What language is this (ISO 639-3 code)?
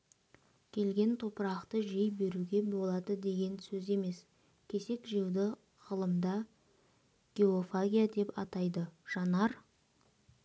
kaz